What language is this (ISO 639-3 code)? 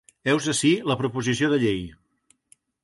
cat